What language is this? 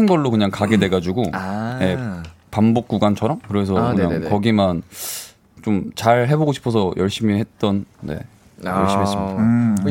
Korean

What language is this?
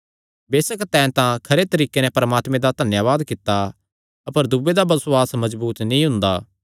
Kangri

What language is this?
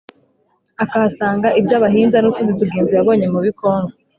Kinyarwanda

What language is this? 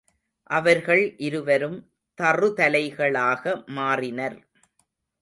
Tamil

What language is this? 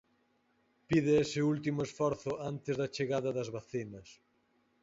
Galician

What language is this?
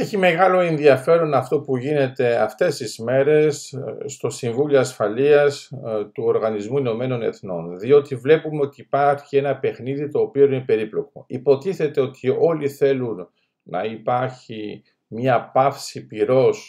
Greek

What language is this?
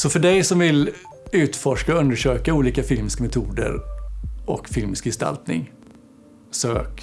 Swedish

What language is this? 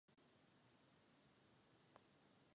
Czech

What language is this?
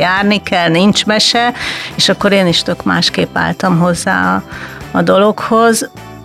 Hungarian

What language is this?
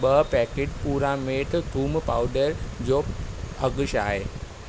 Sindhi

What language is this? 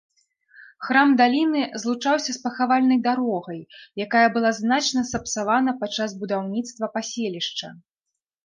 Belarusian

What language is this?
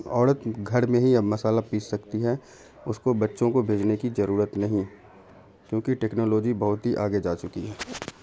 Urdu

